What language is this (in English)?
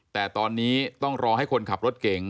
Thai